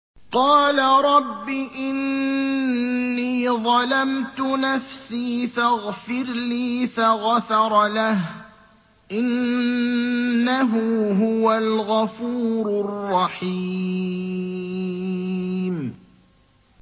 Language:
Arabic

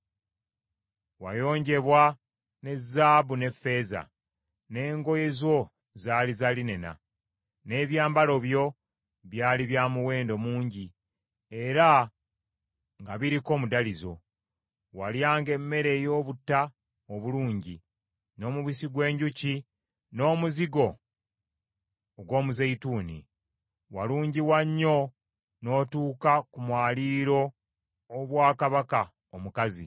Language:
Ganda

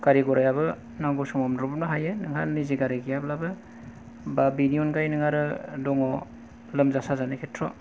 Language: Bodo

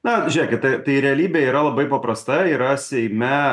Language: Lithuanian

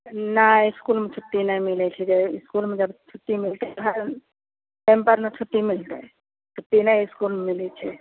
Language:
Maithili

